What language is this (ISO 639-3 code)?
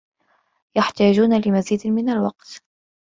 ara